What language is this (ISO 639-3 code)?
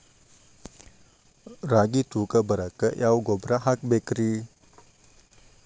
kan